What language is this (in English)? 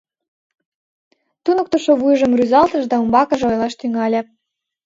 Mari